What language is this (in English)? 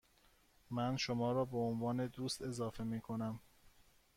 Persian